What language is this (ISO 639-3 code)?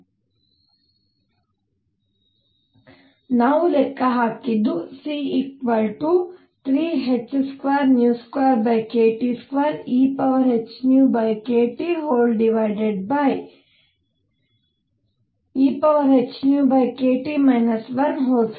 kan